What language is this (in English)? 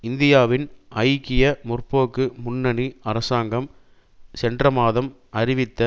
Tamil